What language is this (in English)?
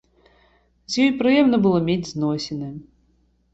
Belarusian